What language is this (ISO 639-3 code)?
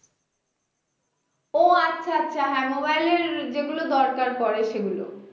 ben